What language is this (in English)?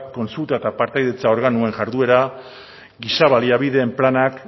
Basque